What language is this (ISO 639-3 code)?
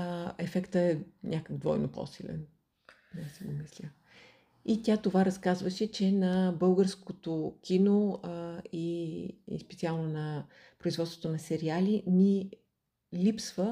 bul